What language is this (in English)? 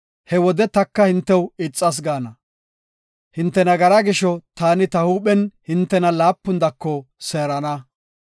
Gofa